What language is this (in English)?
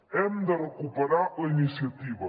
Catalan